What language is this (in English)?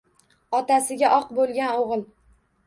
Uzbek